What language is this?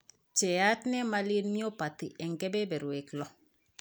Kalenjin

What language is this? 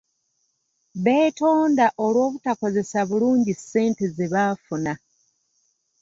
Ganda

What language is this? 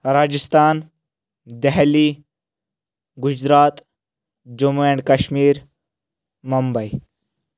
Kashmiri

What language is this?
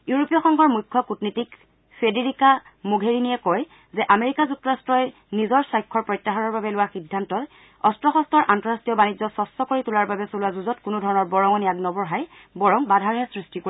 Assamese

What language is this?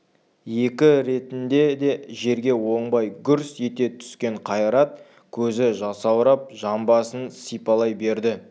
Kazakh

